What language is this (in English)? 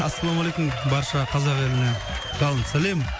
Kazakh